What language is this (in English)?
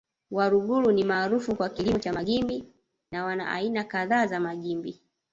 Swahili